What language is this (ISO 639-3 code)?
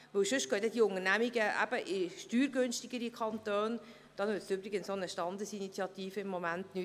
gsw